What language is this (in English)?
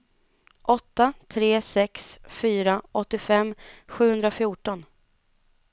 Swedish